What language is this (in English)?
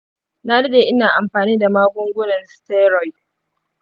Hausa